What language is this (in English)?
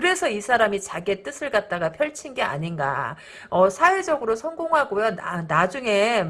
Korean